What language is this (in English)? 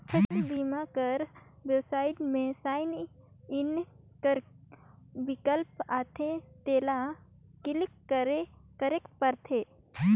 Chhattisgarhi